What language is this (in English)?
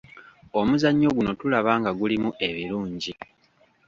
Ganda